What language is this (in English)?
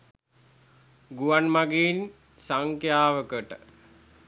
Sinhala